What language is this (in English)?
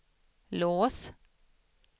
Swedish